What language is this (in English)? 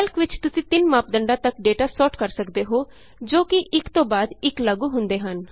Punjabi